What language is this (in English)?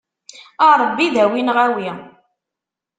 Kabyle